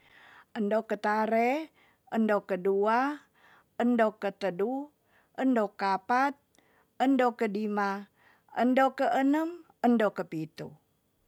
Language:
Tonsea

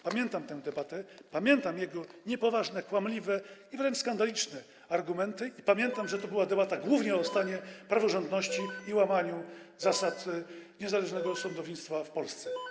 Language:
Polish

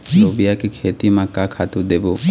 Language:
Chhattisgarhi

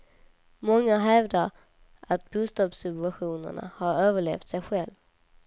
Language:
Swedish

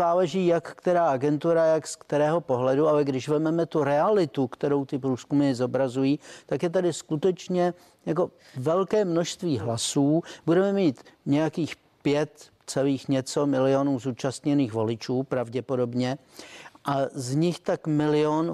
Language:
Czech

